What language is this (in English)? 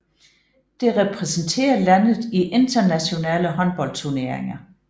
Danish